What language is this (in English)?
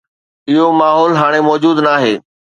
Sindhi